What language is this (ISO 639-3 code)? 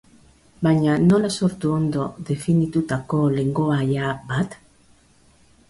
eus